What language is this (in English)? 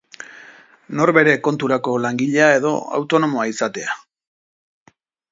Basque